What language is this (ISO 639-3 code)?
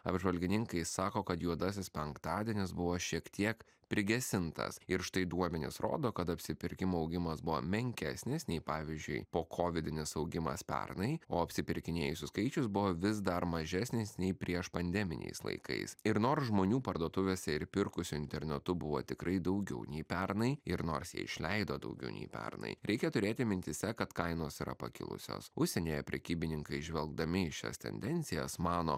lit